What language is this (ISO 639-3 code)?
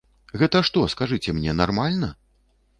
bel